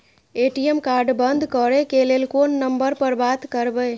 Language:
Maithili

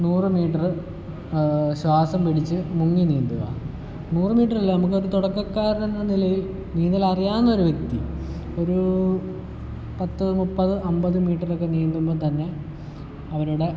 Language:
Malayalam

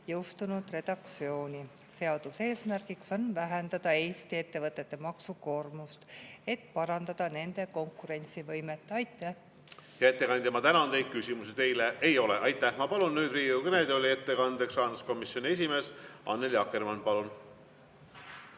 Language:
Estonian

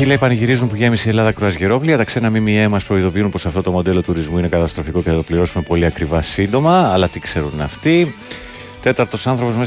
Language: Greek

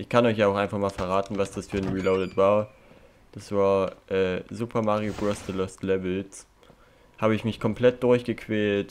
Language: German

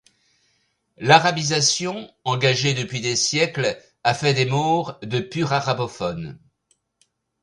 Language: French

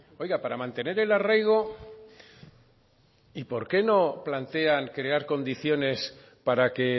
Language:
Spanish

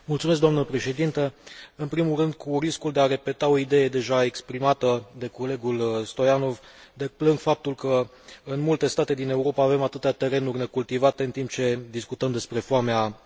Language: Romanian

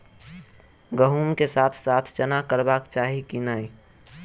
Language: Maithili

